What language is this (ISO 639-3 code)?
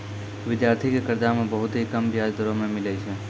mai